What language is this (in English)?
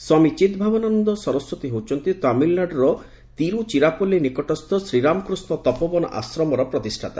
Odia